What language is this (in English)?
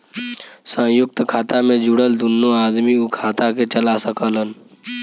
Bhojpuri